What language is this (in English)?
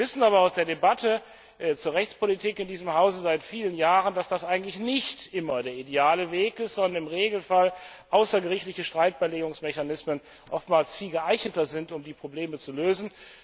German